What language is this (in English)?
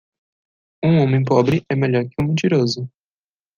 Portuguese